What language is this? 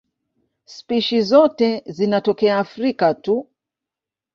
Swahili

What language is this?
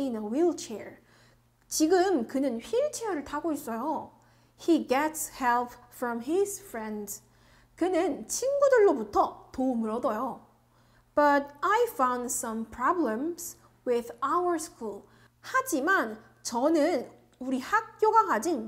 Korean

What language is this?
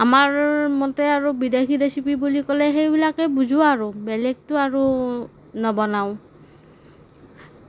Assamese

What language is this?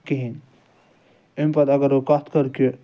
Kashmiri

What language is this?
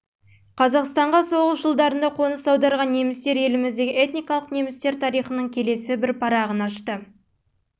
Kazakh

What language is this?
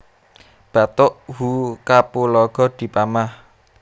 Javanese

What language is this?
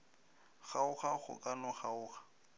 Northern Sotho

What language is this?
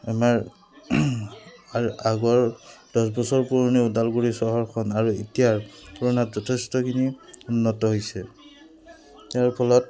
Assamese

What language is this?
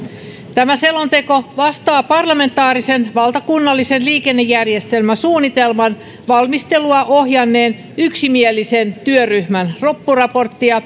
Finnish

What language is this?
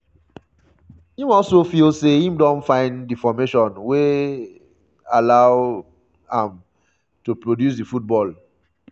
Nigerian Pidgin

